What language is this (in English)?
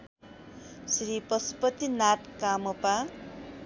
Nepali